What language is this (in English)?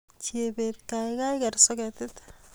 Kalenjin